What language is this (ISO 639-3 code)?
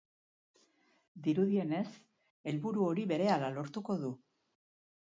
eus